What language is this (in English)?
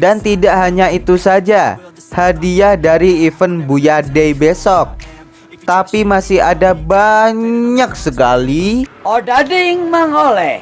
Indonesian